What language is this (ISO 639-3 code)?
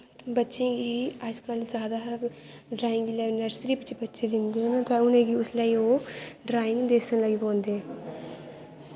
doi